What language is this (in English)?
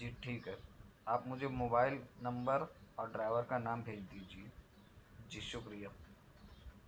Urdu